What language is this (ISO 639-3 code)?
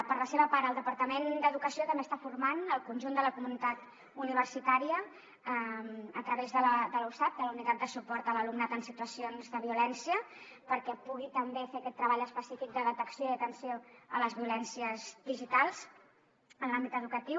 cat